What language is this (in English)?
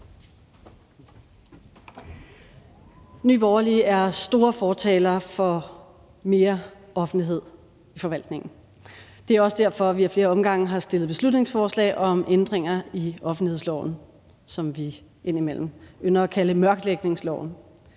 Danish